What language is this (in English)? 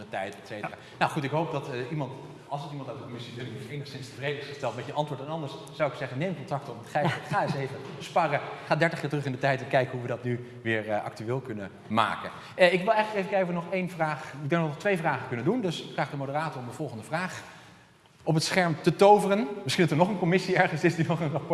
Dutch